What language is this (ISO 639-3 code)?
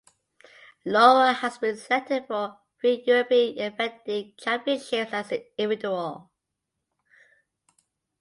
eng